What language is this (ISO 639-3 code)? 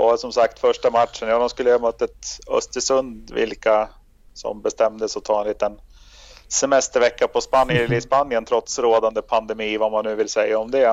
swe